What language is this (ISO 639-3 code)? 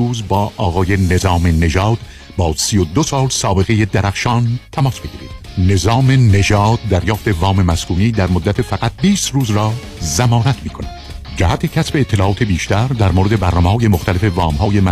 fas